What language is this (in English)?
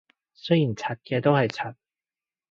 Cantonese